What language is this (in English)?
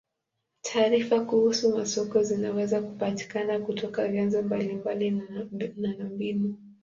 Swahili